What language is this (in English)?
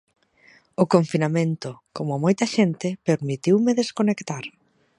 Galician